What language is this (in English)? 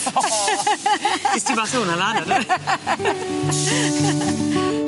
Welsh